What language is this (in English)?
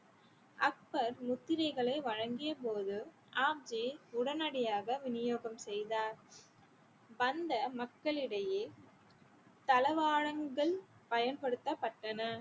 Tamil